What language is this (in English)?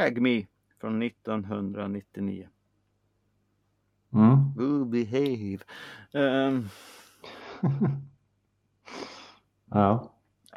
Swedish